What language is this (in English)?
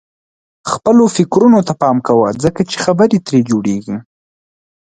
Pashto